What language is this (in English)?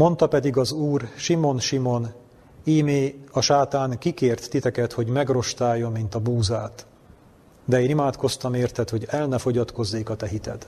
Hungarian